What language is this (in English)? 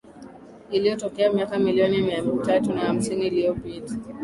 Swahili